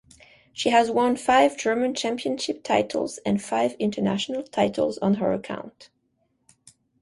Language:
English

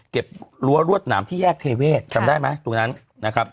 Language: Thai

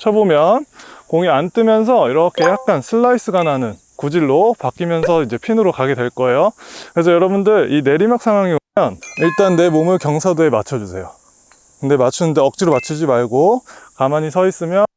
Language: Korean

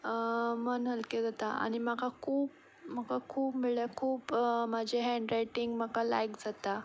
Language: Konkani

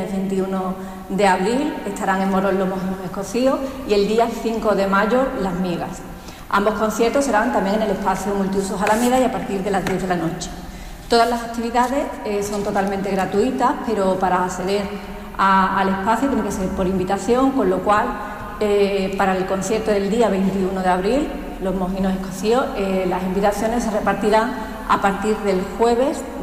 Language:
Spanish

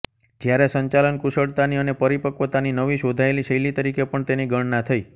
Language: Gujarati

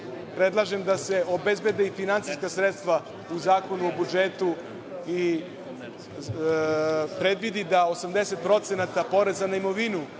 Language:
Serbian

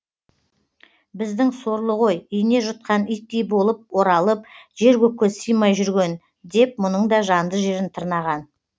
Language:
Kazakh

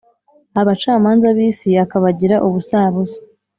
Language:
Kinyarwanda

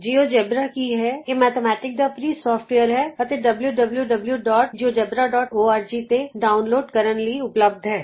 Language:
Punjabi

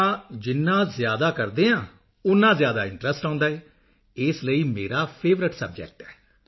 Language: Punjabi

